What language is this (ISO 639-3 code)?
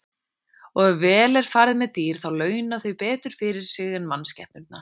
isl